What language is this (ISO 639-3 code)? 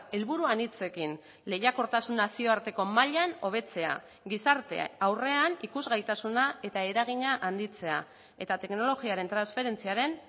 eus